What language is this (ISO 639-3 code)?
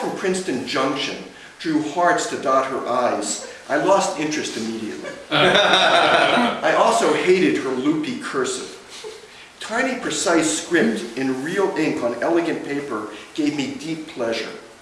eng